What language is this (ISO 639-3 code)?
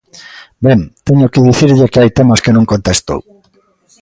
glg